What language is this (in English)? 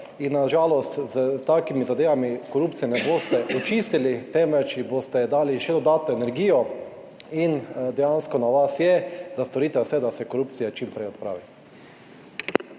Slovenian